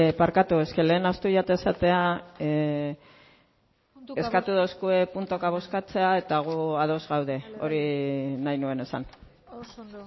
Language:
Basque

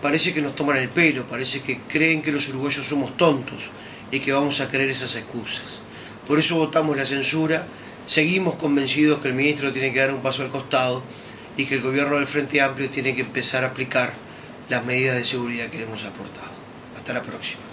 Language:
Spanish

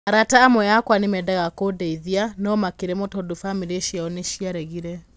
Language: Kikuyu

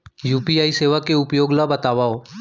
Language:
Chhattisgarhi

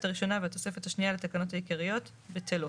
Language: Hebrew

